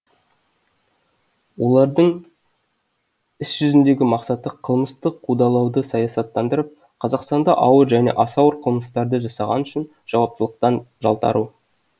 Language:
Kazakh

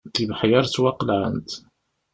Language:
Kabyle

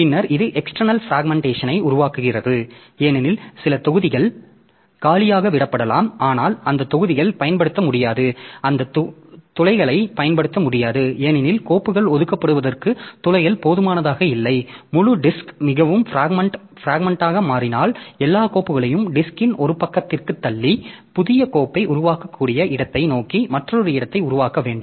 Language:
Tamil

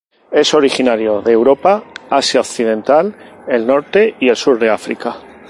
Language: Spanish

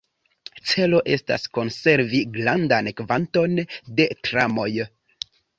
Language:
Esperanto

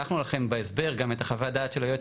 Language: Hebrew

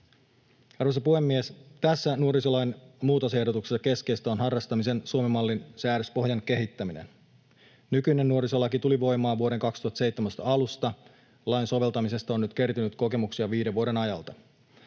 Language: Finnish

